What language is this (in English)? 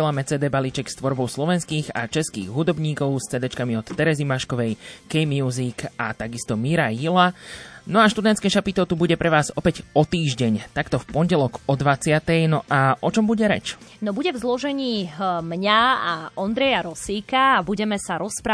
Slovak